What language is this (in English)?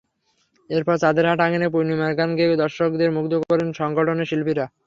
Bangla